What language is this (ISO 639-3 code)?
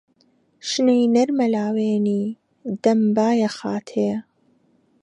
ckb